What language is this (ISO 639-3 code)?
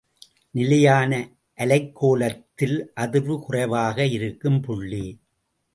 tam